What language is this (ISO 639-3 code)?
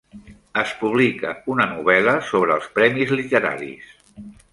cat